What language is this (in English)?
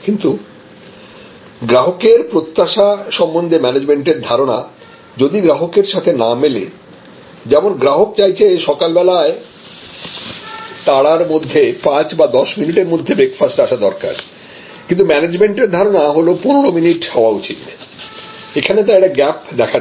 Bangla